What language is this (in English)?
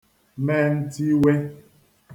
Igbo